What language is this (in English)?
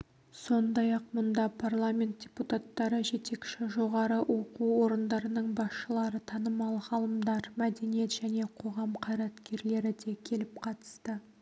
Kazakh